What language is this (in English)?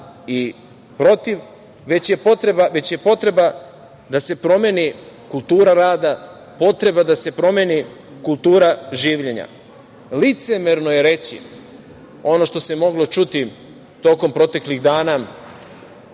Serbian